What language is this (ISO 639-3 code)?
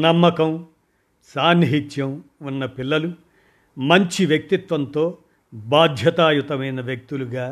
tel